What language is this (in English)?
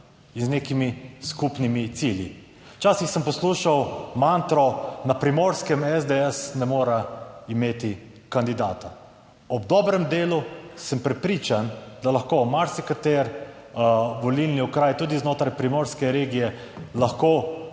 Slovenian